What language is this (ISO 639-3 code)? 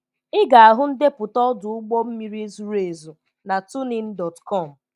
ibo